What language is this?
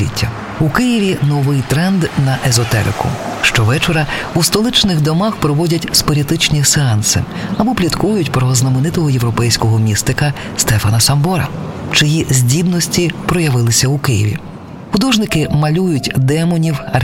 Ukrainian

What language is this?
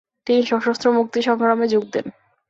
Bangla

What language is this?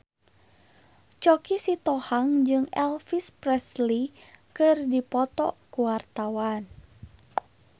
Sundanese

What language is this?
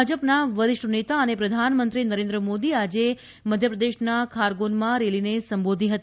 Gujarati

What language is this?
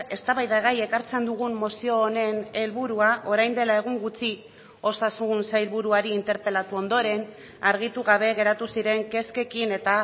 Basque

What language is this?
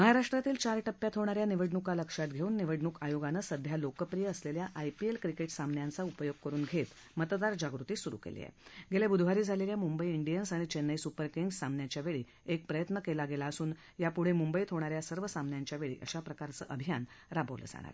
Marathi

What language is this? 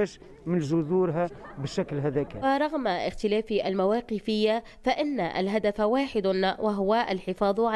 Arabic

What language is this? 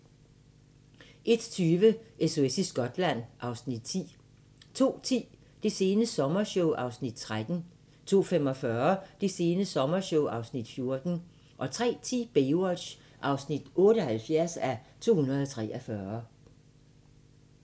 Danish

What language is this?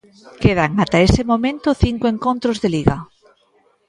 Galician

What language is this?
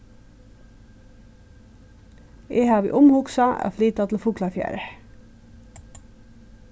Faroese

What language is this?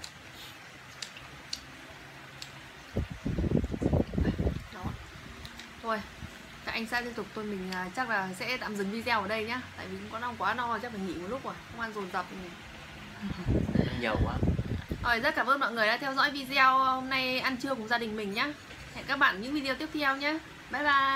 Vietnamese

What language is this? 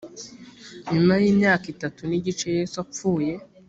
Kinyarwanda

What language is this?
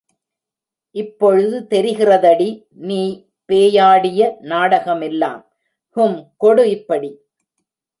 Tamil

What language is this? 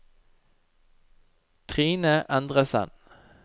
Norwegian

